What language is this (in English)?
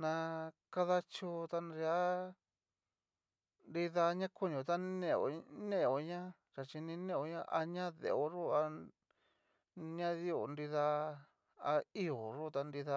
Cacaloxtepec Mixtec